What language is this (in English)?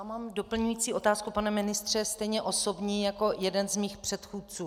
Czech